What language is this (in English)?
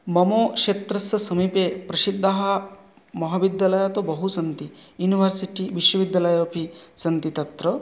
Sanskrit